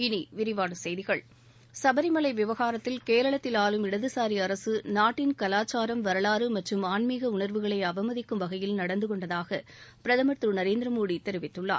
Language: Tamil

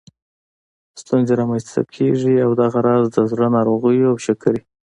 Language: Pashto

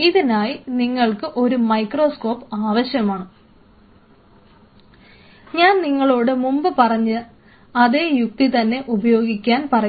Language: Malayalam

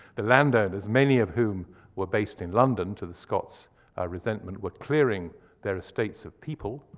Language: English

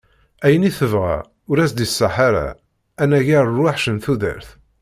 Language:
Kabyle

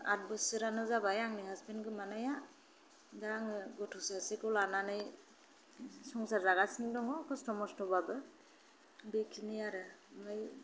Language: Bodo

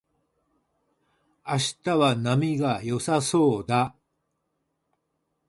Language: Japanese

